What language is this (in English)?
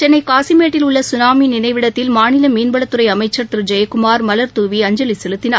Tamil